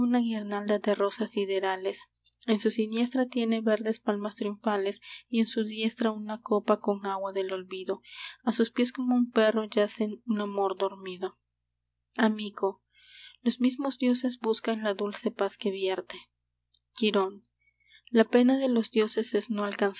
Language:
Spanish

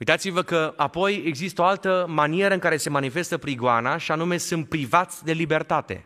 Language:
Romanian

